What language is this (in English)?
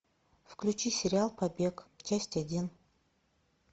Russian